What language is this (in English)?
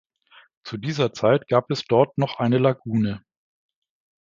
German